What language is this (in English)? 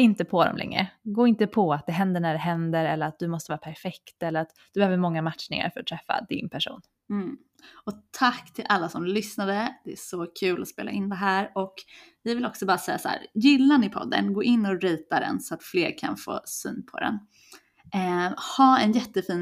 Swedish